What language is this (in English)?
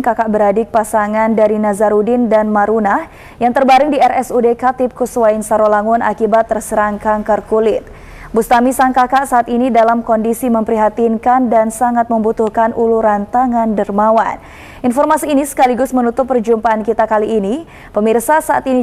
Indonesian